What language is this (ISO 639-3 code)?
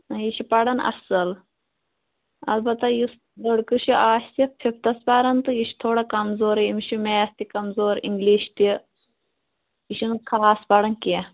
kas